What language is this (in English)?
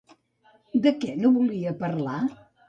Catalan